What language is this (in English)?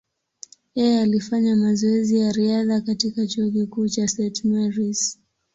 Swahili